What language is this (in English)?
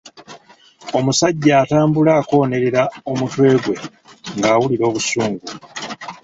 Ganda